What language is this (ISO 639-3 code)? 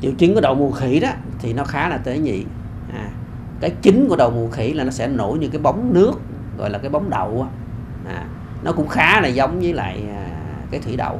vie